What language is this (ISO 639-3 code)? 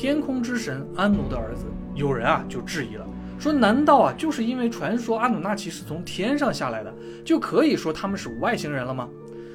zho